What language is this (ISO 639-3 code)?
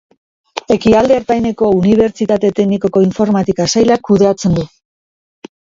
eus